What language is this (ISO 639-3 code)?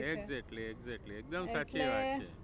guj